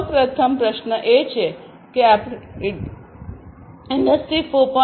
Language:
Gujarati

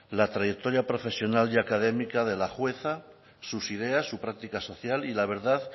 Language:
Spanish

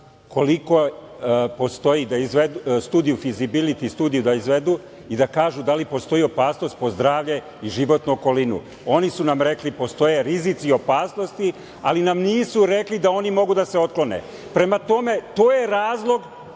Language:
Serbian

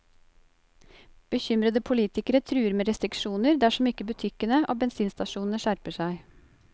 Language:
Norwegian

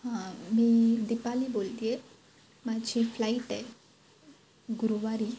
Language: Marathi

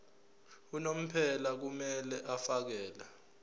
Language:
Zulu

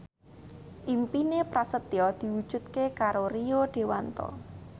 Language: Javanese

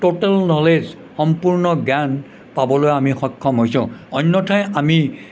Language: Assamese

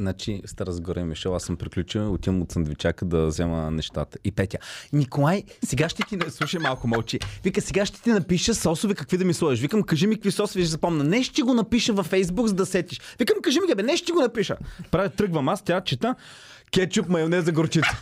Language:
Bulgarian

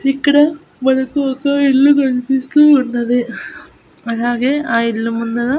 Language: Telugu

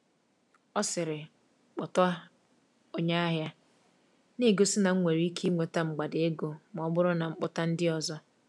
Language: Igbo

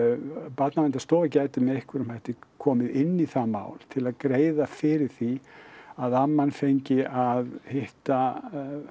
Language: Icelandic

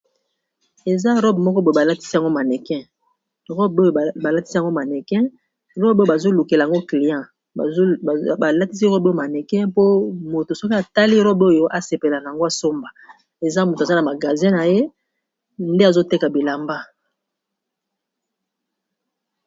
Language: Lingala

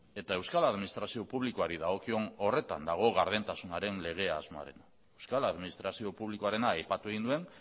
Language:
Basque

